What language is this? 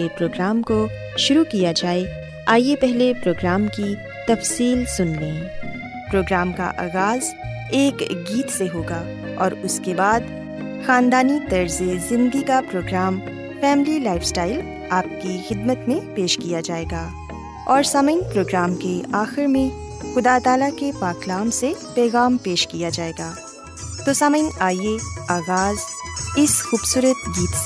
Urdu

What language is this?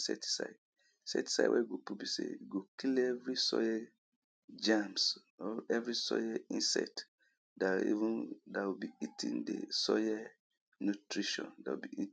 Nigerian Pidgin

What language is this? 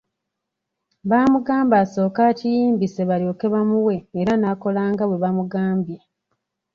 Ganda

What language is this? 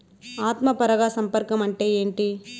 Telugu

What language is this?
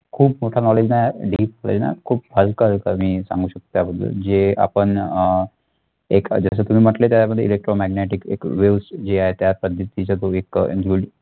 Marathi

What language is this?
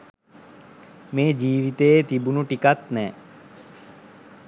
Sinhala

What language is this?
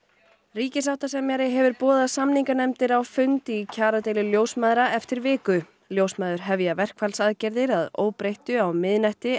Icelandic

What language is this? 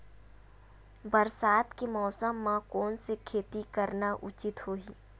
Chhattisgarhi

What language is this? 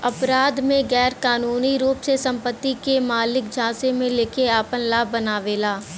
Bhojpuri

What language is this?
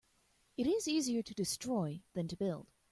English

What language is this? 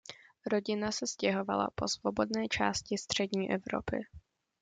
Czech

